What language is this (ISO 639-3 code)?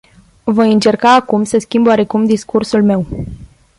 ron